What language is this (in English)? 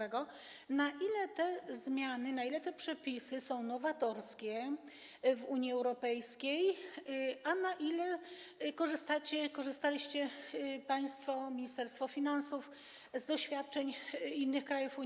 Polish